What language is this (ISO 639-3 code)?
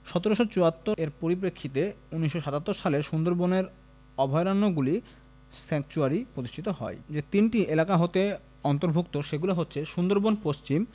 ben